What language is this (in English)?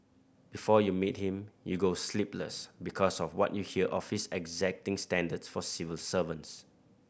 English